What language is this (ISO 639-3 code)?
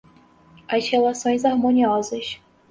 por